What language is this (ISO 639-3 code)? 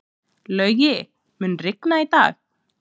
isl